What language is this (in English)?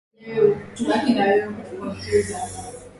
Swahili